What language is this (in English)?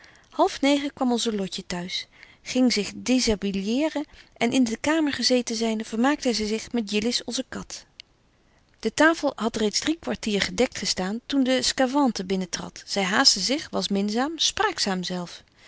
Dutch